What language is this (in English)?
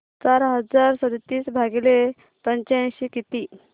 Marathi